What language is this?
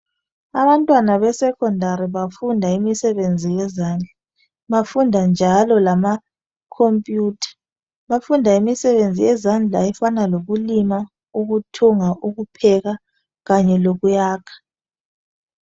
North Ndebele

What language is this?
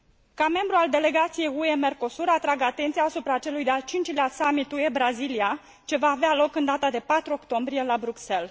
Romanian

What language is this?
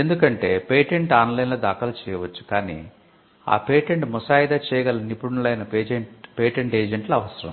Telugu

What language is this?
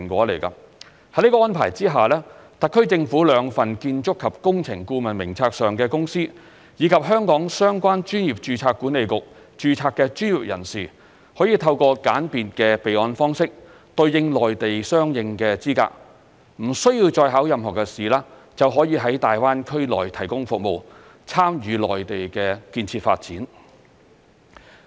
Cantonese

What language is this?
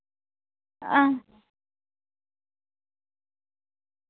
Dogri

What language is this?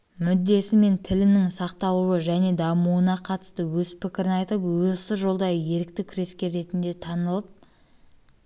Kazakh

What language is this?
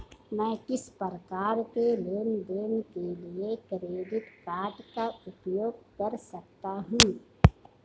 Hindi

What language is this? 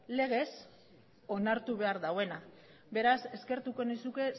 Basque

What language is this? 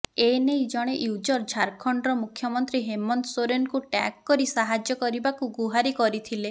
Odia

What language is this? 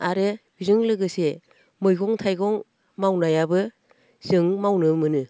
Bodo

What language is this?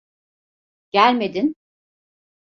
Turkish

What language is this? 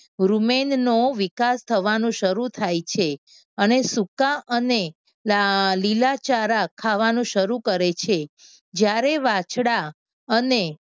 Gujarati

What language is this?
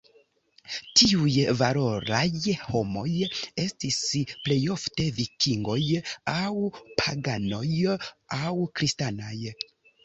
Esperanto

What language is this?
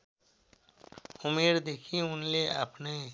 Nepali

